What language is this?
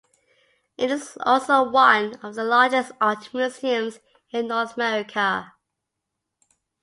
English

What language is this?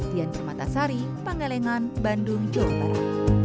Indonesian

